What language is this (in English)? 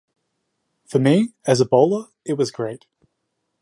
English